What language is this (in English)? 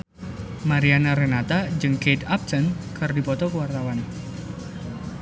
Sundanese